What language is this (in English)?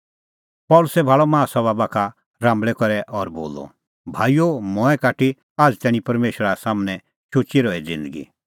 Kullu Pahari